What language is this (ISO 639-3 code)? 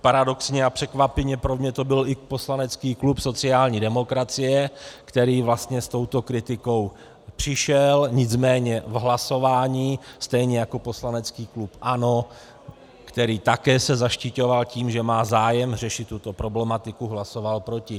ces